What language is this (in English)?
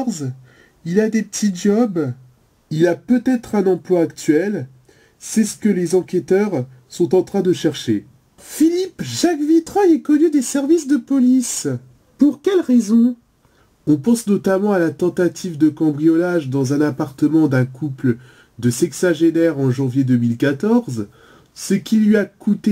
French